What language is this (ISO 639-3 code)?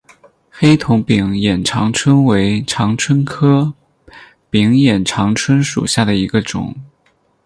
zho